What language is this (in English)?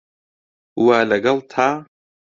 Central Kurdish